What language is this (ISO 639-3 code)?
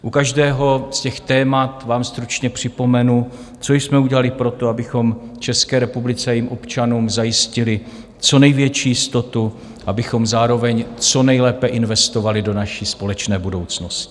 ces